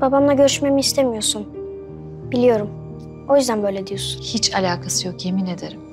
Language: Turkish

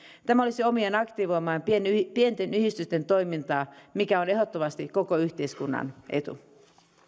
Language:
Finnish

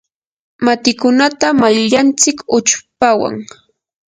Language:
Yanahuanca Pasco Quechua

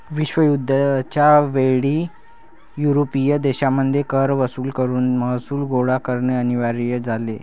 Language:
Marathi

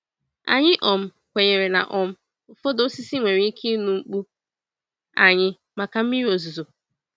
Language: Igbo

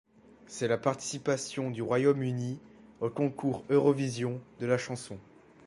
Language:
French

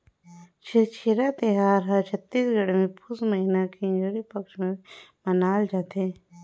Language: Chhattisgarhi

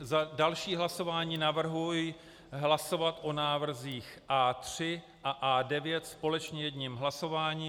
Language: Czech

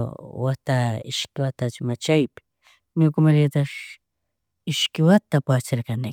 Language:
Chimborazo Highland Quichua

